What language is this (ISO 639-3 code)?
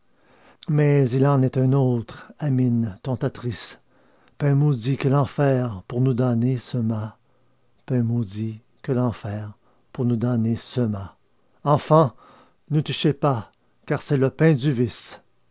fra